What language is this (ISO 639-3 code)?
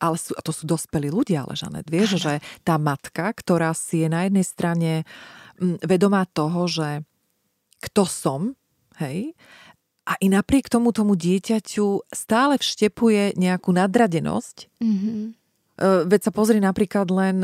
slk